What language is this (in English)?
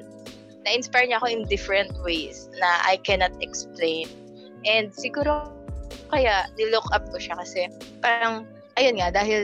Filipino